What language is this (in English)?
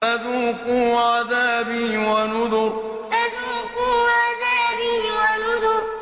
Arabic